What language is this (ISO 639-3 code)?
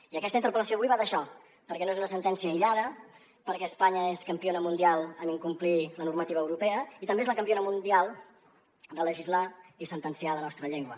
cat